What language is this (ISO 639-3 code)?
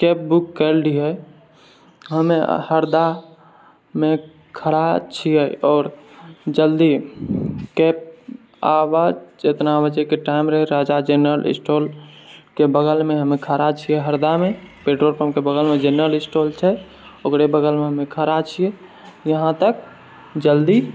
mai